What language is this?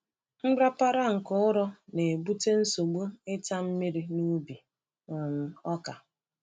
Igbo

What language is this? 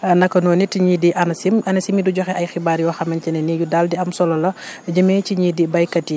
Wolof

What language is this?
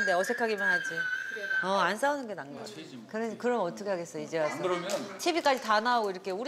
Korean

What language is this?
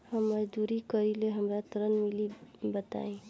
Bhojpuri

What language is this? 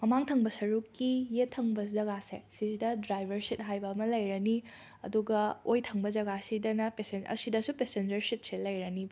Manipuri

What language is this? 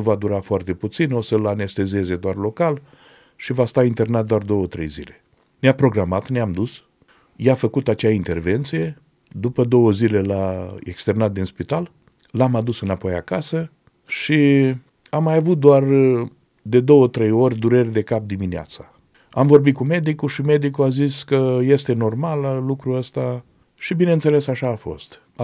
Romanian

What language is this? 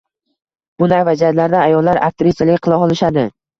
Uzbek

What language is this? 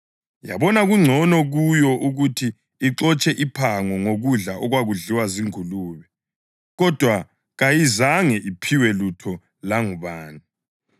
North Ndebele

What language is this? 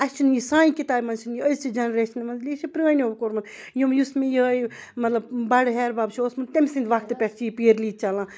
Kashmiri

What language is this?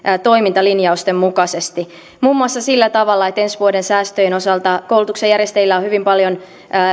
Finnish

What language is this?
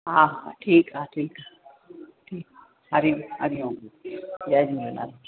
Sindhi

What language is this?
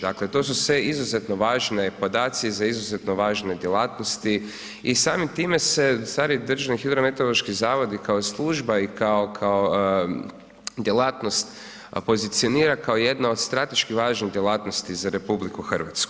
Croatian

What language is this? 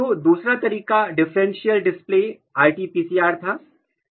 Hindi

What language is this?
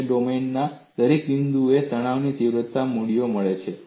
Gujarati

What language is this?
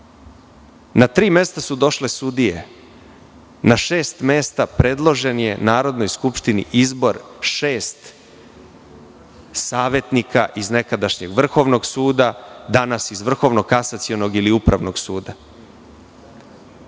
Serbian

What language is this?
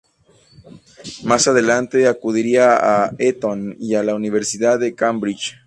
Spanish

